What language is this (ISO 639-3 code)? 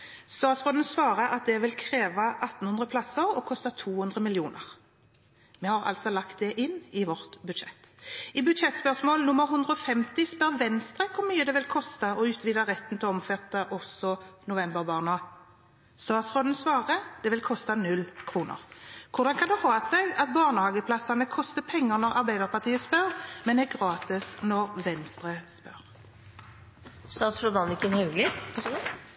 nno